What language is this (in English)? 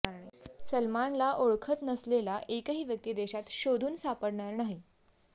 Marathi